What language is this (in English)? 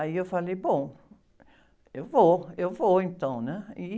Portuguese